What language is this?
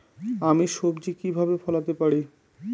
Bangla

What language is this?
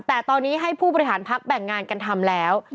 Thai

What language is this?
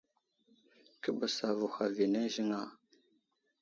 Wuzlam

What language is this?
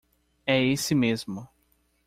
Portuguese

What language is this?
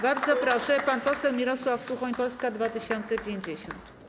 Polish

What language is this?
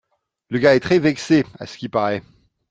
French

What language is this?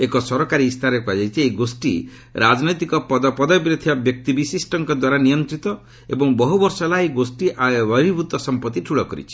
Odia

